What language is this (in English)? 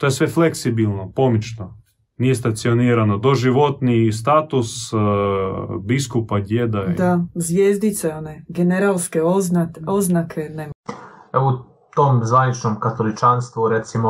Croatian